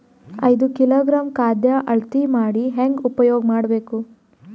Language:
Kannada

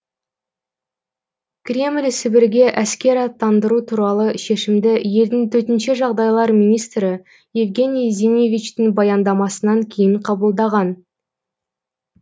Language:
Kazakh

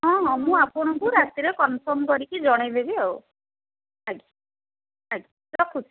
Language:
Odia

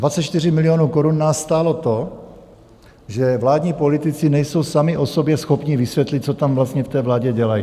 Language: Czech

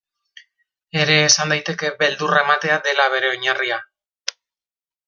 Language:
Basque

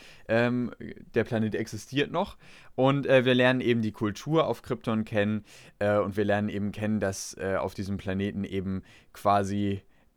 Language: German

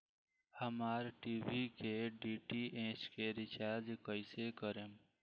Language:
Bhojpuri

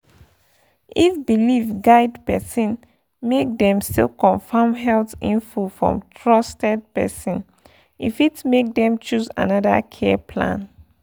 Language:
Nigerian Pidgin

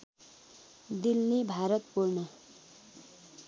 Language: Nepali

